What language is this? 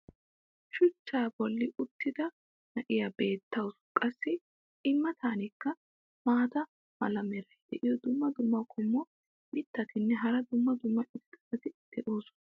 Wolaytta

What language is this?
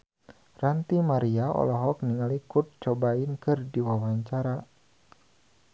Sundanese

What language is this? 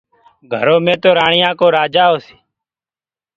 Gurgula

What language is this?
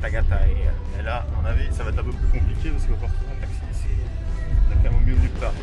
French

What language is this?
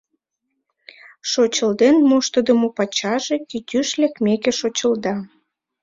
Mari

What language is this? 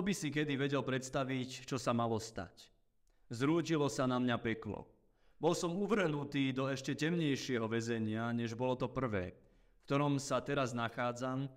Slovak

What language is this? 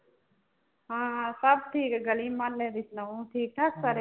Punjabi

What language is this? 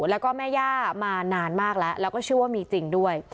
Thai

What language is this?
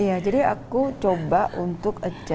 Indonesian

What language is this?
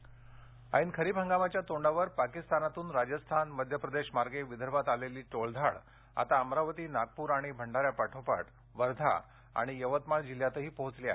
Marathi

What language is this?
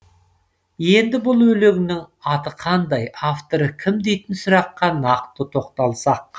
Kazakh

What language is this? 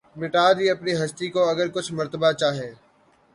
Urdu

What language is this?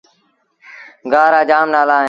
Sindhi Bhil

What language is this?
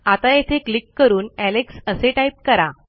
Marathi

